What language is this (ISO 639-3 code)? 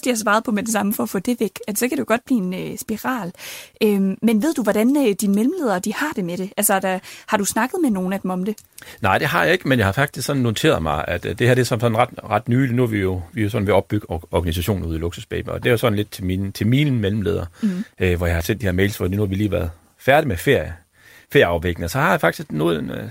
dan